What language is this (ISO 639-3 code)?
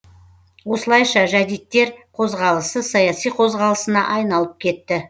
kaz